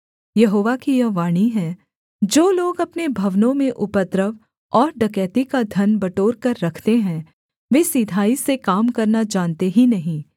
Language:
Hindi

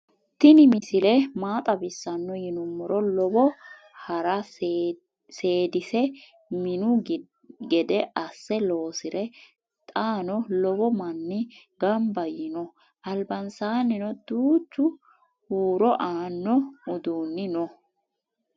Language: Sidamo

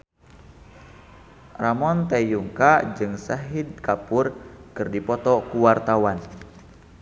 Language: Sundanese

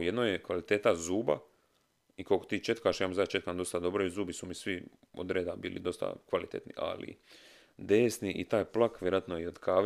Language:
Croatian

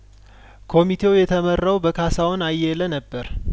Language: Amharic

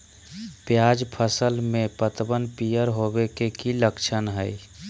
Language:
Magahi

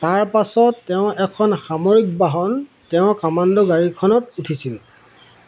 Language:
Assamese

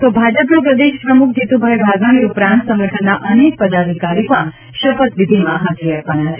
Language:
Gujarati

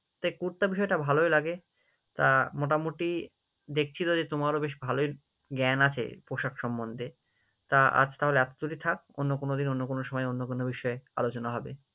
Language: Bangla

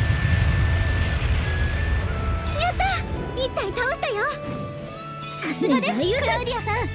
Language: Japanese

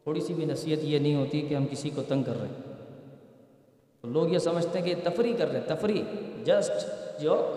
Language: Urdu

